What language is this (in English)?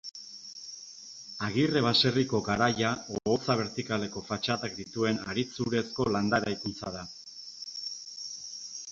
Basque